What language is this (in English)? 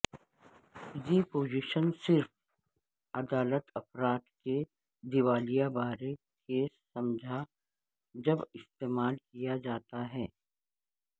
Urdu